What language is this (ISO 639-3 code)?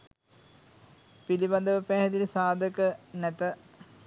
sin